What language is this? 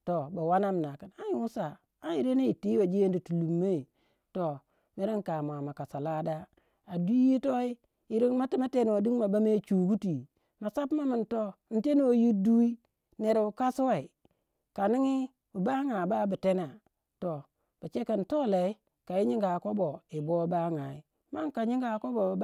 Waja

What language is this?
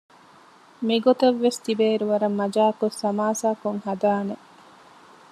Divehi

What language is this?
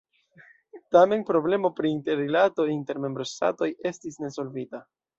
Esperanto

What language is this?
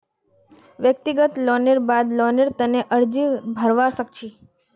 Magahi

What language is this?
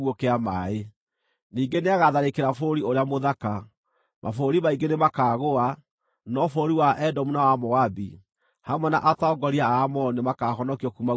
Kikuyu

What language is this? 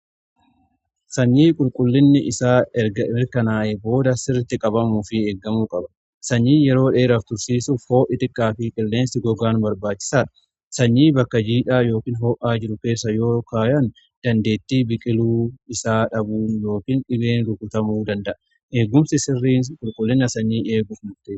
Oromo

